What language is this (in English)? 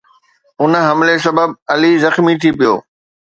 Sindhi